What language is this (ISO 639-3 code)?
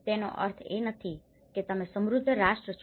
guj